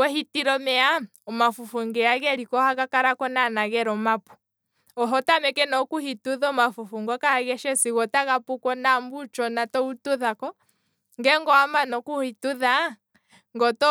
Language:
Kwambi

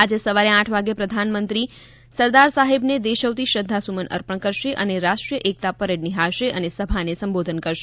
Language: Gujarati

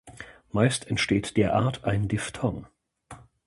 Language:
German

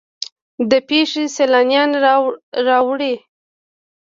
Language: Pashto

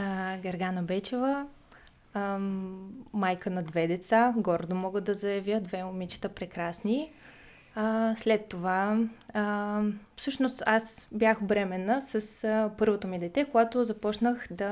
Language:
Bulgarian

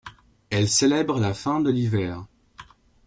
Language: French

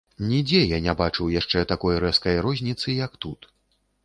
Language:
Belarusian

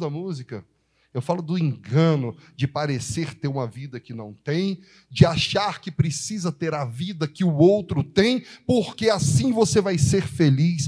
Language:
Portuguese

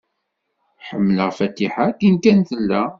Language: Kabyle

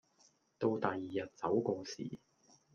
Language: Cantonese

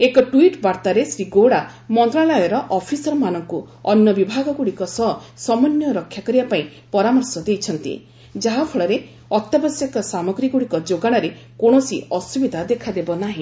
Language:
Odia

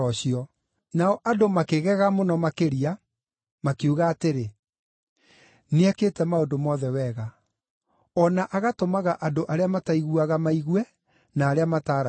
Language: Kikuyu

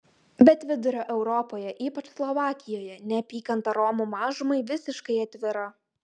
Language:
Lithuanian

